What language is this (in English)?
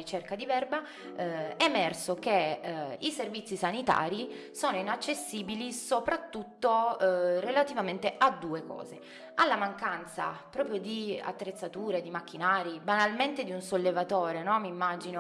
Italian